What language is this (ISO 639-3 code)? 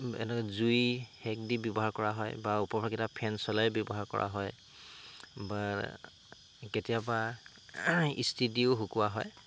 asm